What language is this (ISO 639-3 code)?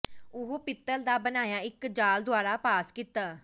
pan